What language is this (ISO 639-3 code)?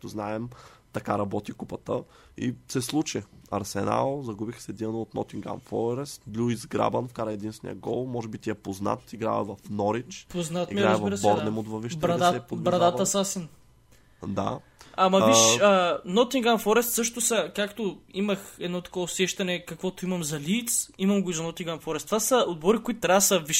bul